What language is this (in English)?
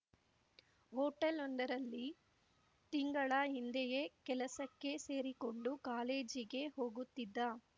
Kannada